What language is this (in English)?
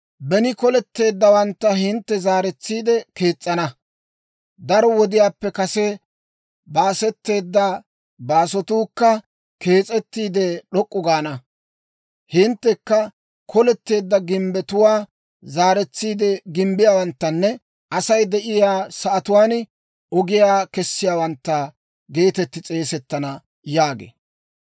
Dawro